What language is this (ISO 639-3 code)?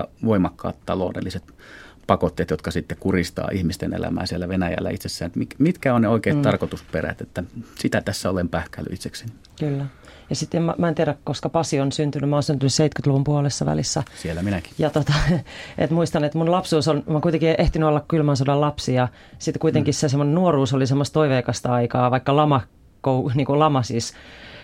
fin